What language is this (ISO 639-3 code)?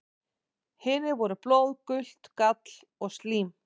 isl